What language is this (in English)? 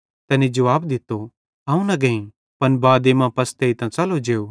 Bhadrawahi